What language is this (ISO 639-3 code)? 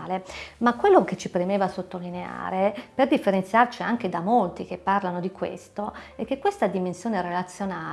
ita